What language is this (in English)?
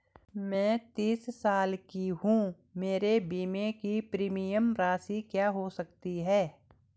Hindi